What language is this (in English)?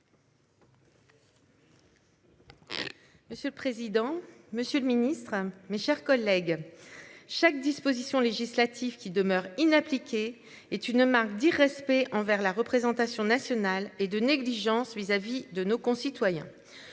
French